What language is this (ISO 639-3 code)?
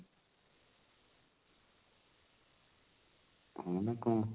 ori